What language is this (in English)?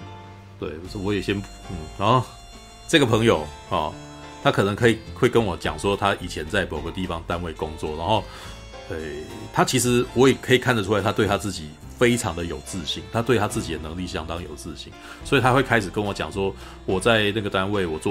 Chinese